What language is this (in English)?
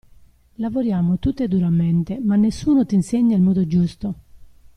Italian